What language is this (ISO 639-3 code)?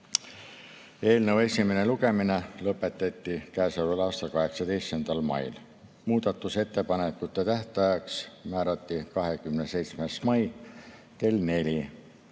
est